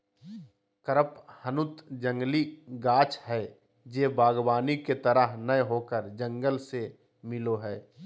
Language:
Magahi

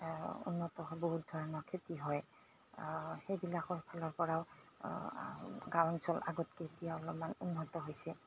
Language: Assamese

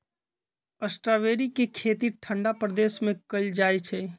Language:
Magahi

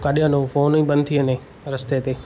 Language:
Sindhi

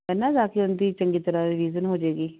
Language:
Punjabi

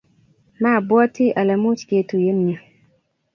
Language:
Kalenjin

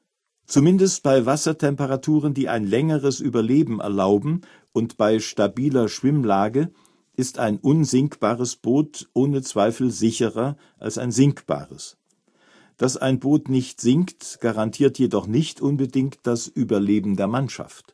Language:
German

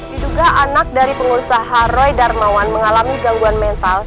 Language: Indonesian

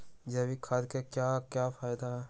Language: Magahi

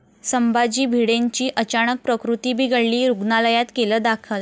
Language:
Marathi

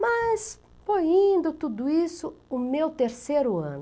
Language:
Portuguese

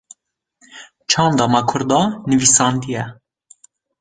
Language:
Kurdish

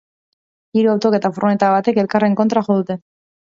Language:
Basque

